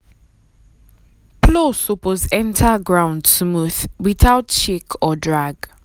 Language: Nigerian Pidgin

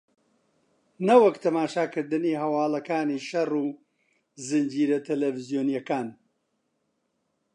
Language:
Central Kurdish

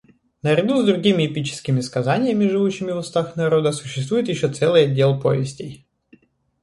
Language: Russian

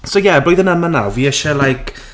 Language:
Welsh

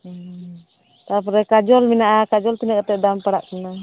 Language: Santali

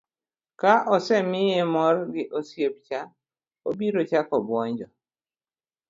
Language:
Luo (Kenya and Tanzania)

